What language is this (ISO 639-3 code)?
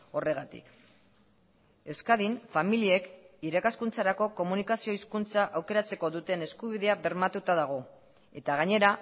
eus